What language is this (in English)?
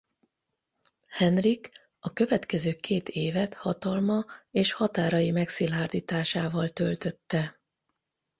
Hungarian